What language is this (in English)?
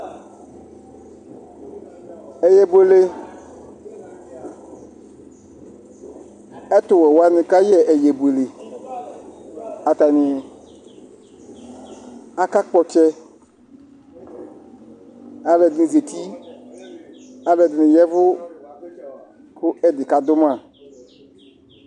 Ikposo